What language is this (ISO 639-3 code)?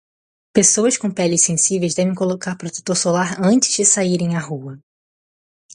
por